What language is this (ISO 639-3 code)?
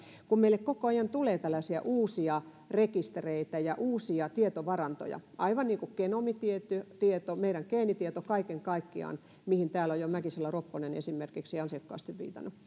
fin